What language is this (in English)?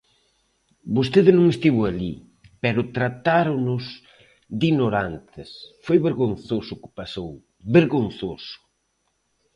Galician